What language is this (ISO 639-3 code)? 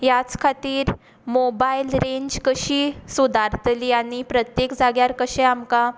kok